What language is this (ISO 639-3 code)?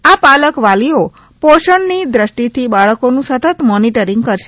guj